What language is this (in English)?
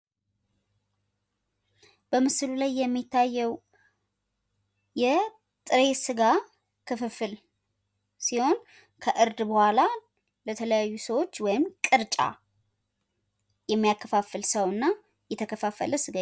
Amharic